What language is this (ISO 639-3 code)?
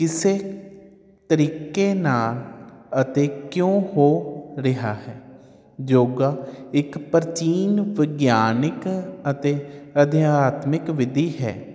pan